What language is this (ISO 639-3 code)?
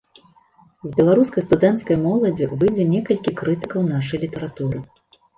bel